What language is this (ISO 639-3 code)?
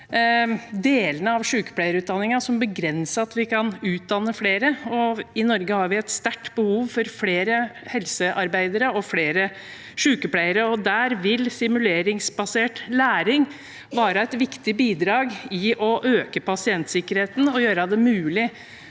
nor